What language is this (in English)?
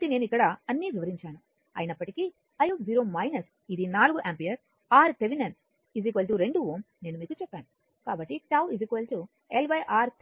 Telugu